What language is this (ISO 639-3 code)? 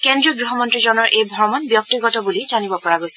asm